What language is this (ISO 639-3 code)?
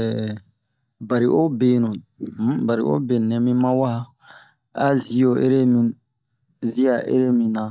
bmq